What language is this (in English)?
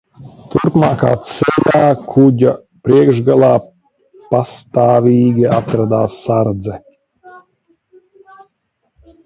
Latvian